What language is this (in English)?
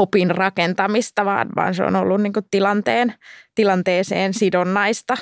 Finnish